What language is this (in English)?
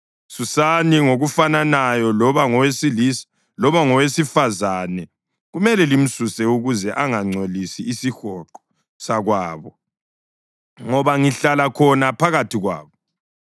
North Ndebele